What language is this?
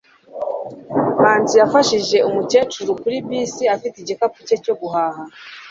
Kinyarwanda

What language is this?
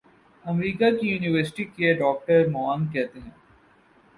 Urdu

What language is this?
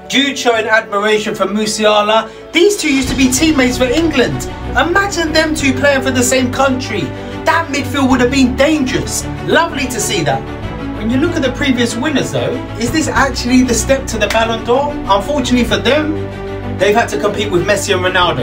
English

